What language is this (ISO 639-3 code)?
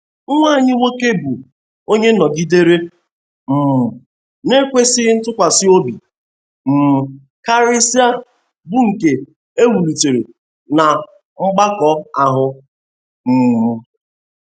ibo